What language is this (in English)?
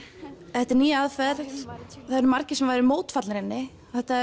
Icelandic